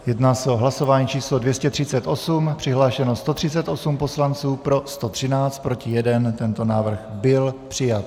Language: Czech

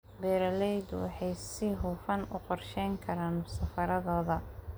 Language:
Somali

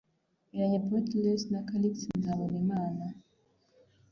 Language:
Kinyarwanda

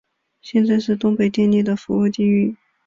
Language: Chinese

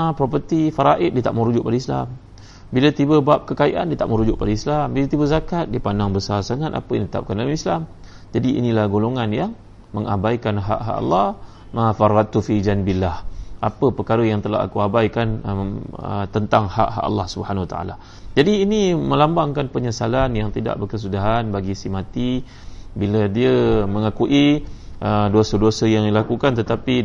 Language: Malay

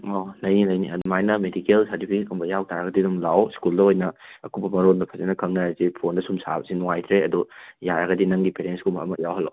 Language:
Manipuri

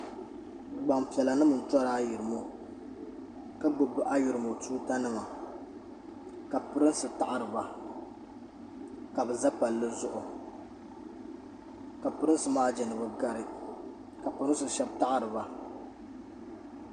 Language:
Dagbani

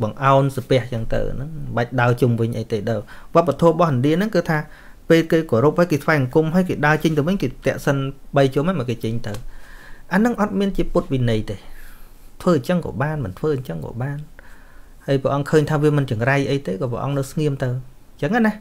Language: Vietnamese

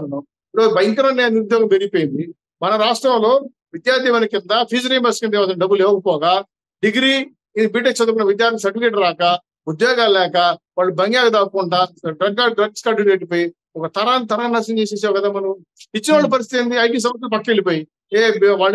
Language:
Telugu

